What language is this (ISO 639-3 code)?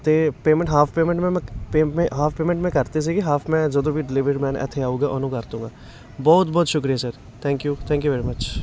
pan